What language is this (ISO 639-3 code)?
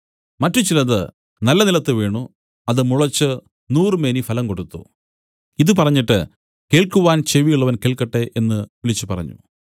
mal